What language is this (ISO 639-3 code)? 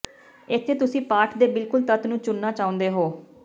pan